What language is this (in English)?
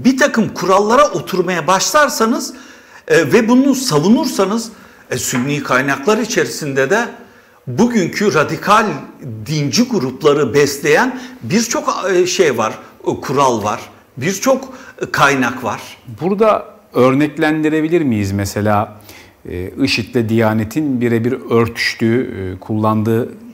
Turkish